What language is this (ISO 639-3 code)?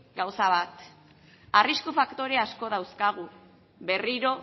eus